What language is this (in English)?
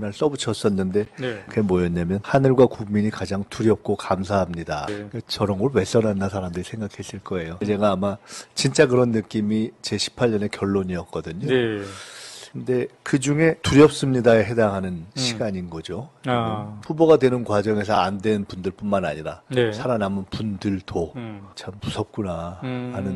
Korean